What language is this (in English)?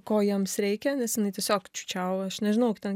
Lithuanian